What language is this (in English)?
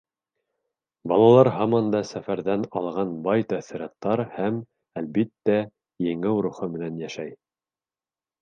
Bashkir